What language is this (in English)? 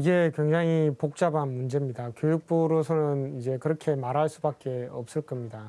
Korean